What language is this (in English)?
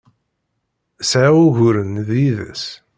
Kabyle